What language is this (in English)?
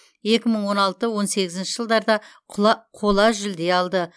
Kazakh